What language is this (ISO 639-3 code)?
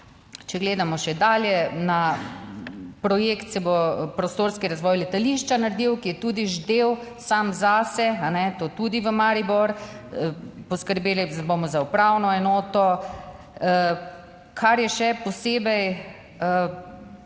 slv